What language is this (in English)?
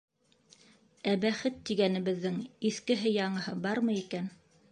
Bashkir